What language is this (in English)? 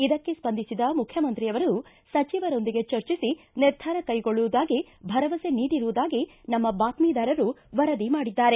Kannada